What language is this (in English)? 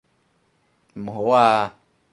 Cantonese